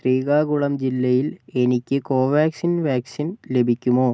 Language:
Malayalam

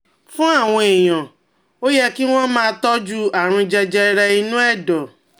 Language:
Yoruba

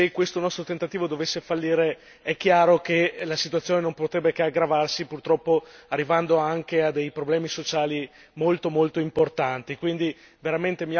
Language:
Italian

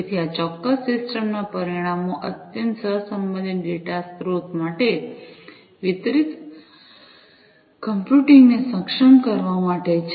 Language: Gujarati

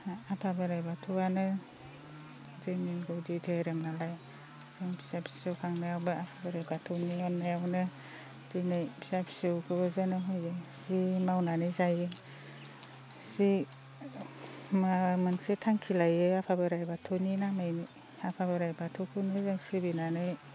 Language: Bodo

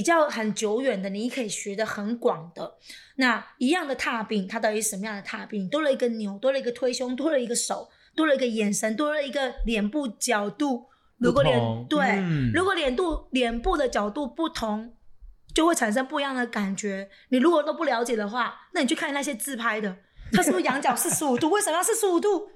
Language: Chinese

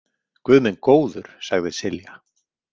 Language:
Icelandic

